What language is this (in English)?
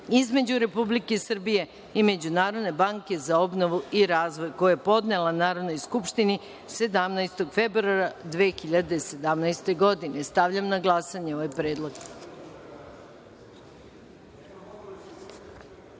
Serbian